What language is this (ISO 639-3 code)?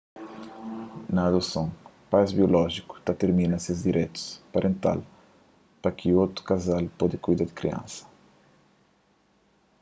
kea